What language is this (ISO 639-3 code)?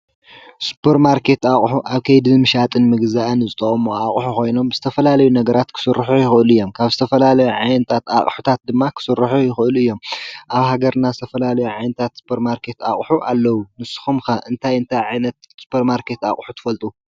tir